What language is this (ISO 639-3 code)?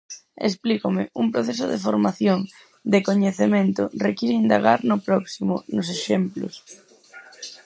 glg